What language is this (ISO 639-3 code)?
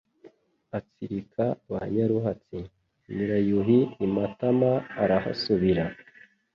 kin